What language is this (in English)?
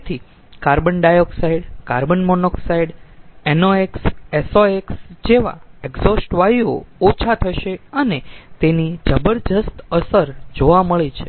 Gujarati